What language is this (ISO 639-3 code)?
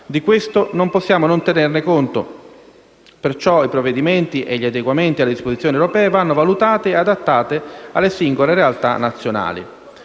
ita